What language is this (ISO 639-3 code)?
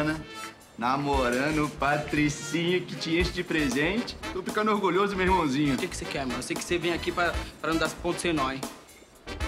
por